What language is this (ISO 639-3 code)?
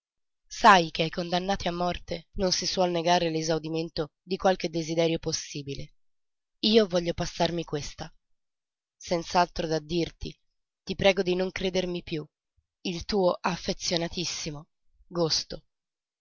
ita